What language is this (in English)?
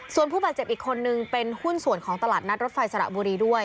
Thai